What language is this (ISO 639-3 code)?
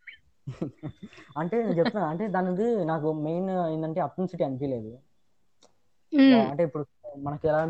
tel